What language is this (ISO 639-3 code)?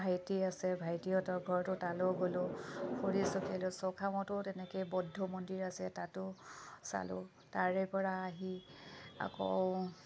asm